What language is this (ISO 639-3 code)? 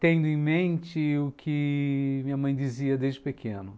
por